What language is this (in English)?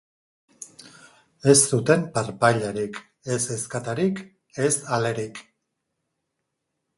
Basque